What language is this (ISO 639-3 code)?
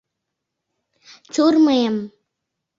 chm